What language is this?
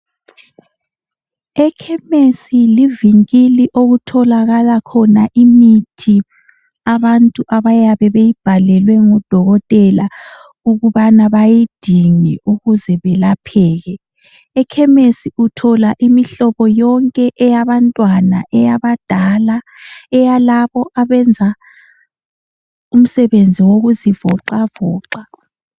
North Ndebele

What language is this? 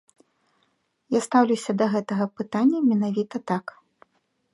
Belarusian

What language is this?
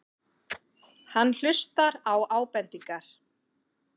Icelandic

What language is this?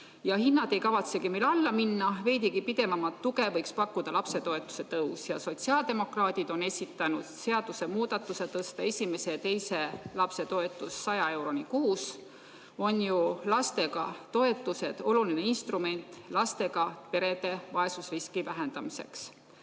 Estonian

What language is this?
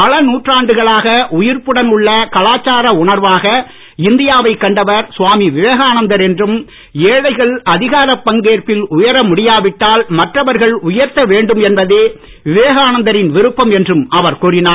Tamil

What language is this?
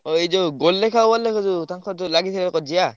Odia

